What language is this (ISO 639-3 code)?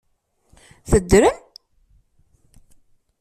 kab